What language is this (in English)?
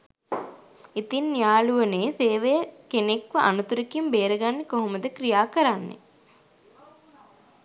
Sinhala